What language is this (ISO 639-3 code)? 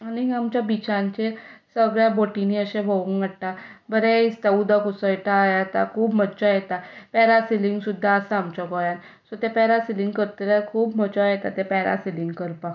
kok